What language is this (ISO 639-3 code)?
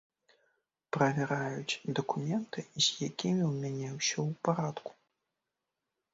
bel